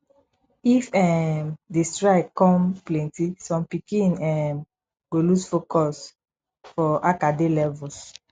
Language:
Nigerian Pidgin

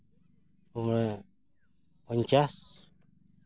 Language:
Santali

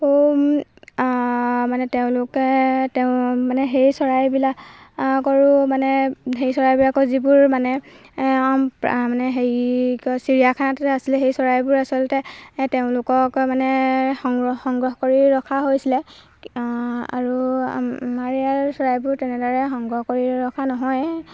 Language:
Assamese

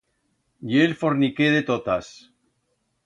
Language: Aragonese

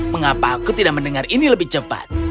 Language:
Indonesian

